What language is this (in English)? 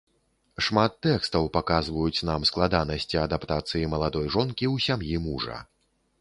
Belarusian